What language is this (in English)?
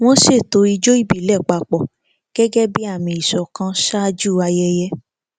Yoruba